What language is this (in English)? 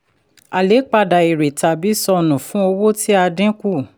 Yoruba